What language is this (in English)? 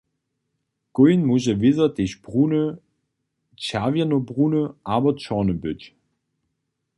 Upper Sorbian